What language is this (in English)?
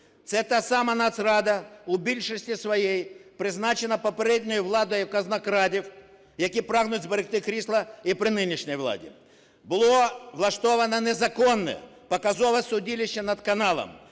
Ukrainian